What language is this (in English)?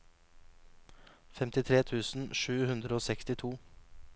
Norwegian